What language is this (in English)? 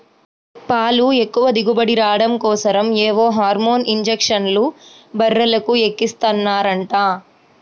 Telugu